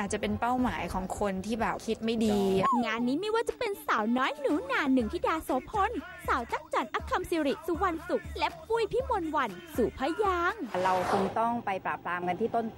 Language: Thai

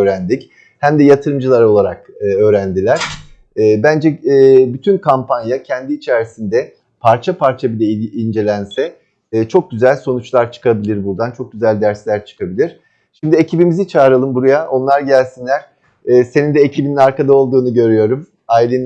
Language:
Turkish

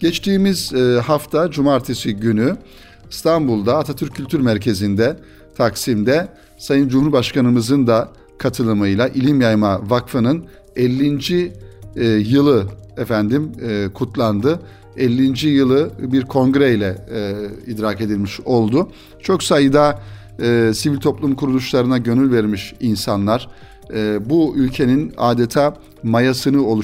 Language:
Turkish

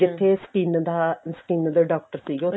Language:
Punjabi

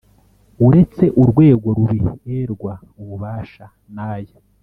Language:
Kinyarwanda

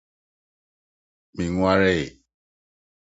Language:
Akan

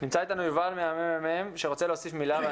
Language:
Hebrew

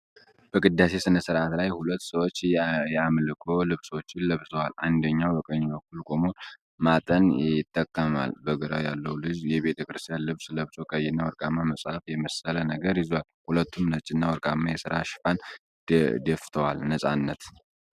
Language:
Amharic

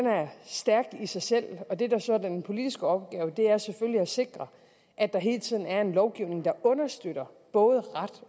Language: Danish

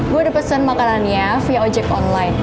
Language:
Indonesian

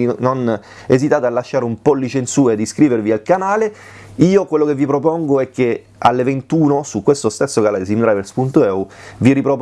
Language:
Italian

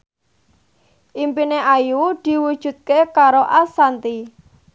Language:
Javanese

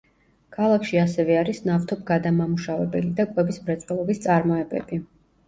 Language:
Georgian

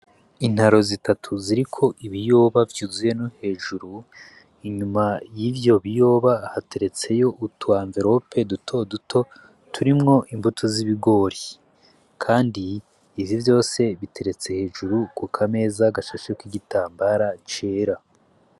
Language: Rundi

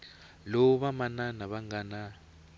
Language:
Tsonga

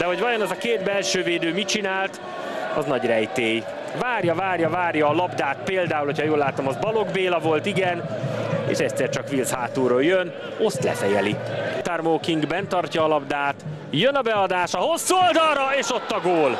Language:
Hungarian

